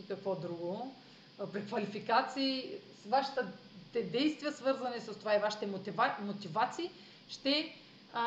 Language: Bulgarian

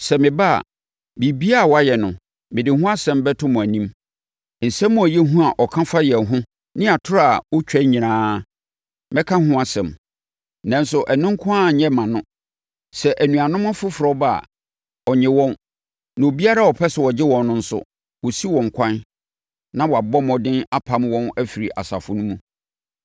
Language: Akan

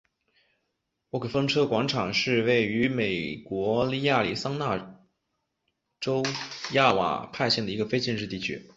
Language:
Chinese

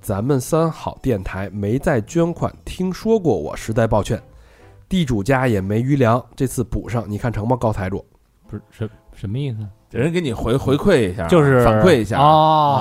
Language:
Chinese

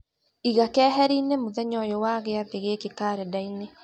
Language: Kikuyu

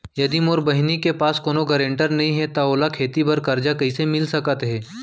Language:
Chhattisgarhi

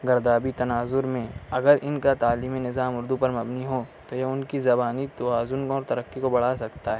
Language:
Urdu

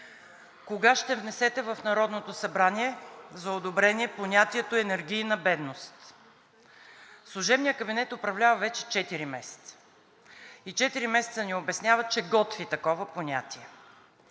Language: Bulgarian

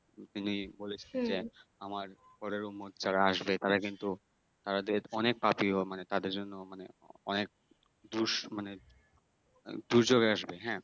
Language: Bangla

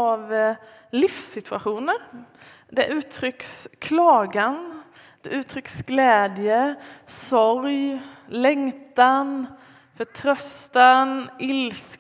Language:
Swedish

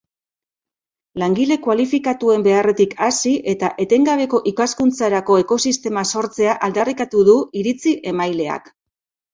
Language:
Basque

